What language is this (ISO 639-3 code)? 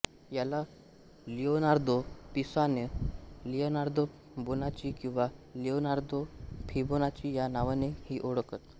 mar